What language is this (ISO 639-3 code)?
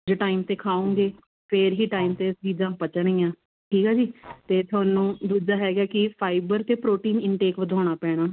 pan